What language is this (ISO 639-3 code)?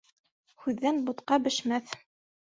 bak